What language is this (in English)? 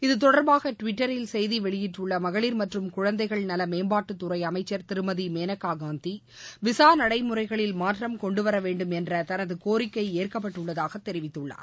Tamil